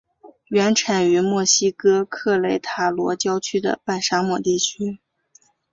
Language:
Chinese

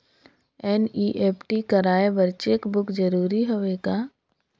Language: Chhattisgarhi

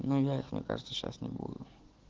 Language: Russian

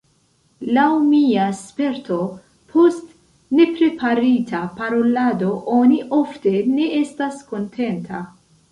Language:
Esperanto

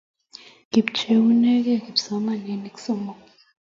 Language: Kalenjin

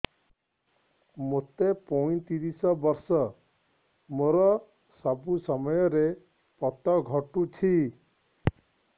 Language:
Odia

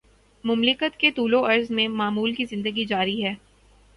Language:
Urdu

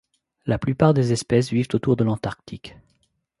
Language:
French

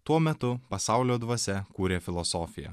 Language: Lithuanian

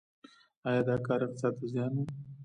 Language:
Pashto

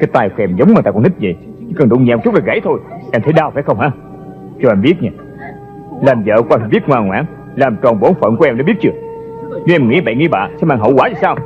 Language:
Vietnamese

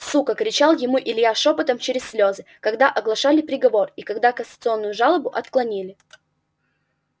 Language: Russian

